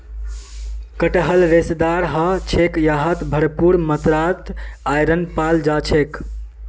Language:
Magahi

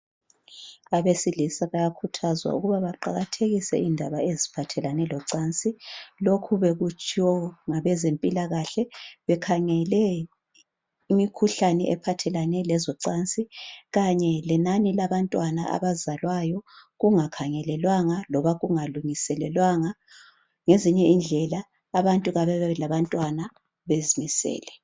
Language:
North Ndebele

